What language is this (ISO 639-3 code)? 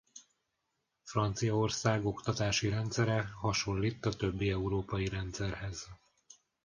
hun